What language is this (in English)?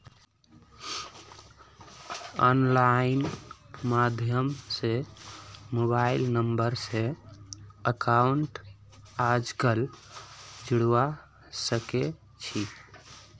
Magahi